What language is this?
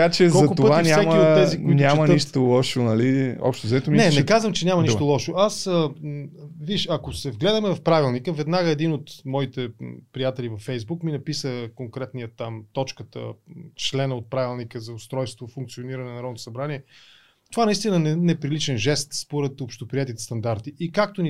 Bulgarian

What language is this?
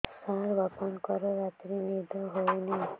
Odia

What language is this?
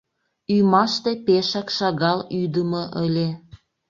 Mari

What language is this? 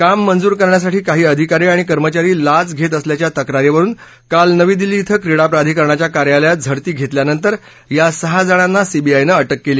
Marathi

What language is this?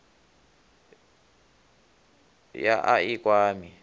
Venda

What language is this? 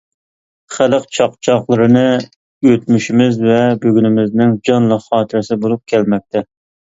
Uyghur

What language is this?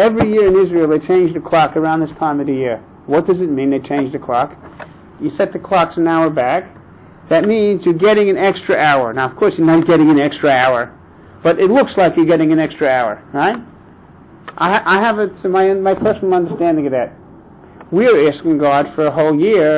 English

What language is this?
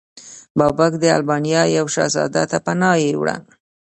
Pashto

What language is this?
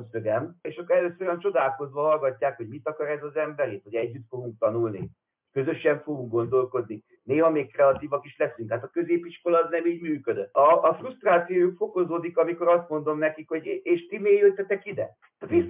Hungarian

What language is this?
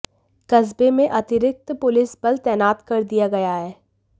Hindi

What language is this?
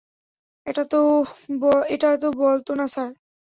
Bangla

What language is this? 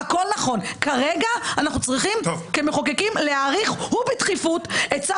Hebrew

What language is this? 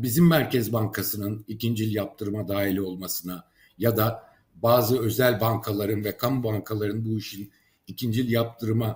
Turkish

